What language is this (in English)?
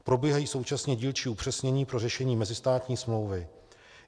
Czech